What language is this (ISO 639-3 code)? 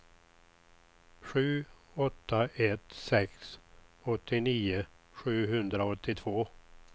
swe